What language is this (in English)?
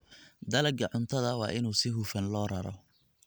Somali